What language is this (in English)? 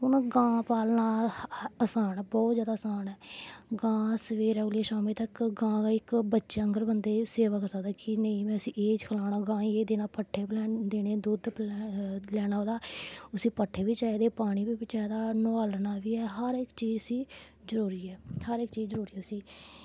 Dogri